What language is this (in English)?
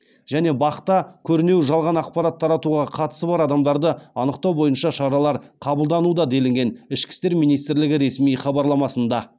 Kazakh